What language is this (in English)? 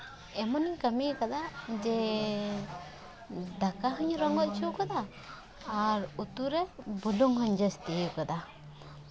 Santali